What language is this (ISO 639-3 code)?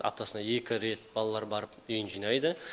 kaz